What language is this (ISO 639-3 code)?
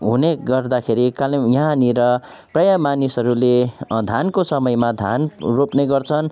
nep